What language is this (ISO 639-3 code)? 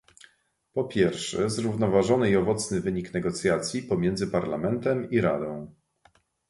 pol